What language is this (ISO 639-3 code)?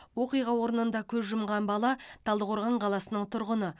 kaz